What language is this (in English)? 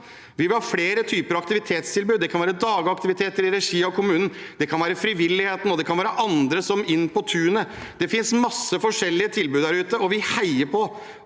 Norwegian